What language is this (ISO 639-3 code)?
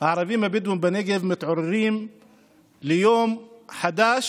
heb